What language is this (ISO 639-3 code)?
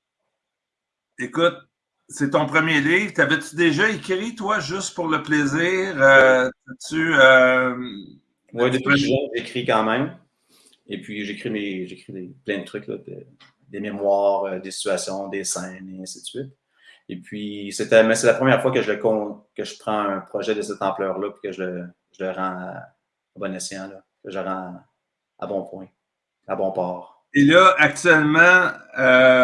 fra